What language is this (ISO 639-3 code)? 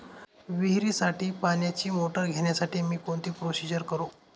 mar